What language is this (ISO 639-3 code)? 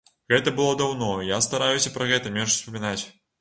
bel